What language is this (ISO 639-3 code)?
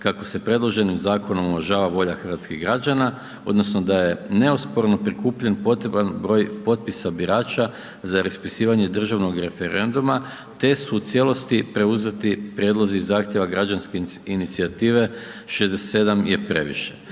hrv